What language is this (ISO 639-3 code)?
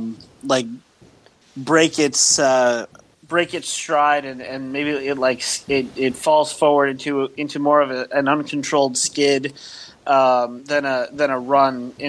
eng